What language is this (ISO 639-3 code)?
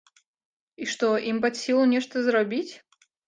bel